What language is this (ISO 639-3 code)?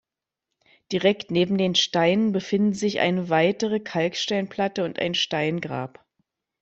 deu